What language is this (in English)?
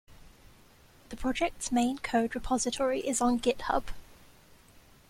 English